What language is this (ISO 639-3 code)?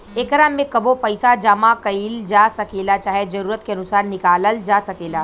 bho